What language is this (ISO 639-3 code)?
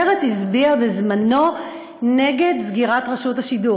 heb